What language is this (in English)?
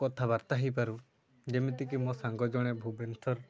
Odia